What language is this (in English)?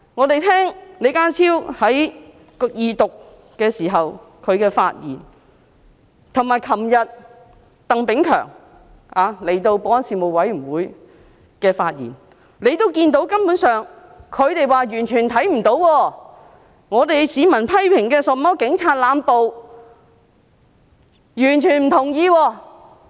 Cantonese